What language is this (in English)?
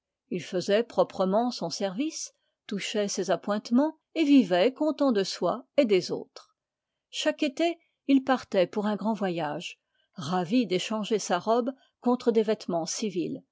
French